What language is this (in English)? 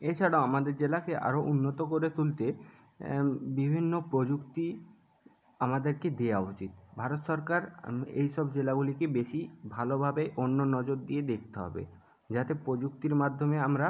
Bangla